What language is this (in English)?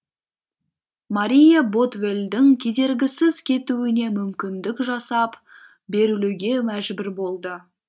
Kazakh